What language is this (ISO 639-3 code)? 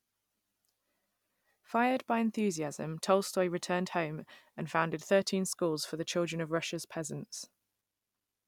eng